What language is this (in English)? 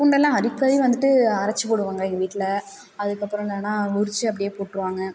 Tamil